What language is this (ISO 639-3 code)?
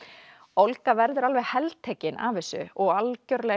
isl